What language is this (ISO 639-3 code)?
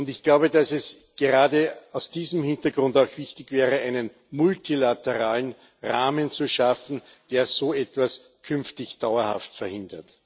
deu